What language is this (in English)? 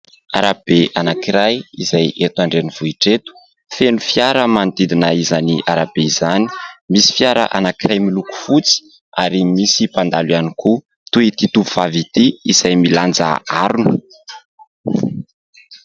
Malagasy